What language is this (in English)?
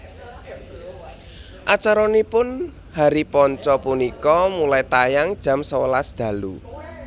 Javanese